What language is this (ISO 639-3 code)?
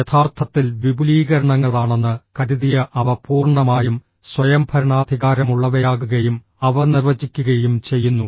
mal